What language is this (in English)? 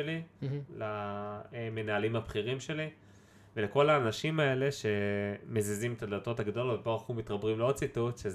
Hebrew